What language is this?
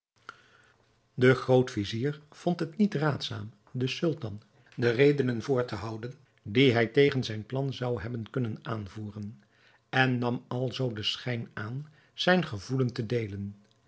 Dutch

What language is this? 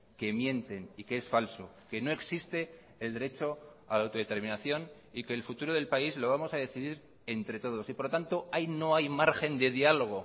Spanish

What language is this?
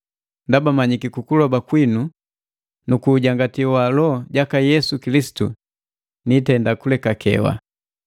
Matengo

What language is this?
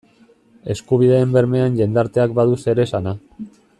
Basque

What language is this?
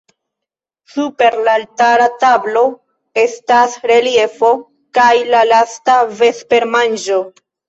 Esperanto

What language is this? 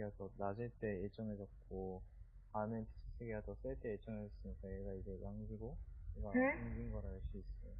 Korean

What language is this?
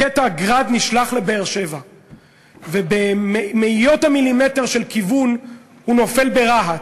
Hebrew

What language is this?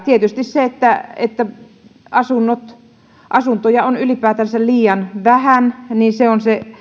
Finnish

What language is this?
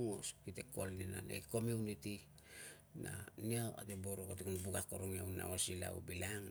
Tungag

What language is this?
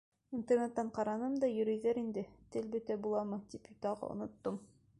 Bashkir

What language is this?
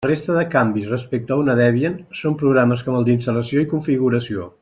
Catalan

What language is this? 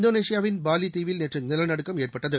Tamil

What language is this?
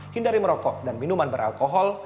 Indonesian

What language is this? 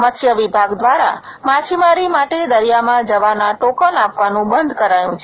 Gujarati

